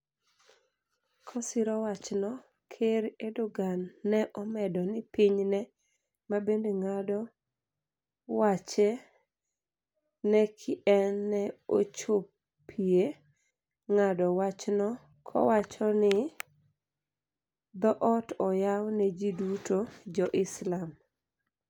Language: Luo (Kenya and Tanzania)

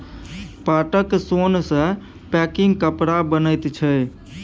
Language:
Maithili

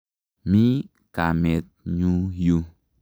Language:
Kalenjin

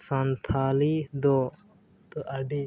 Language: Santali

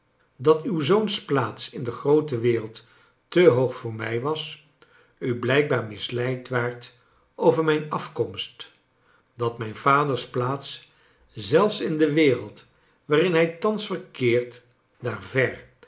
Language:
Dutch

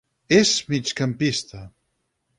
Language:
Catalan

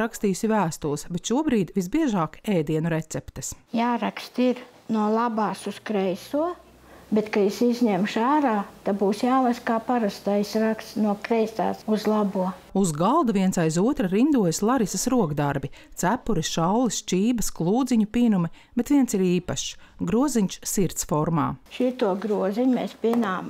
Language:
Latvian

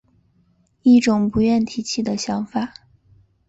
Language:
Chinese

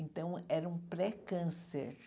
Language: Portuguese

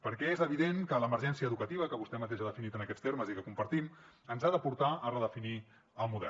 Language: Catalan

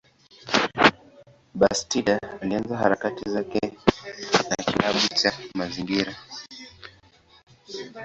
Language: Swahili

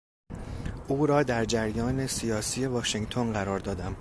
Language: Persian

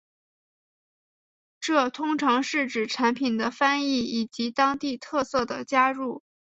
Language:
Chinese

